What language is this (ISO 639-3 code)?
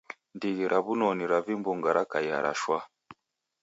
dav